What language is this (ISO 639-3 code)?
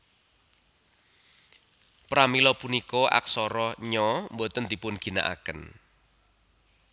jav